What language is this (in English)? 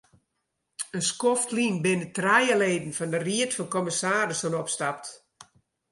Western Frisian